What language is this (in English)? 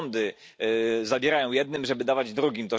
Polish